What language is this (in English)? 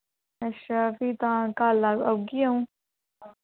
Dogri